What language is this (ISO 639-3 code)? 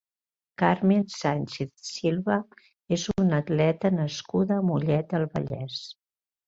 cat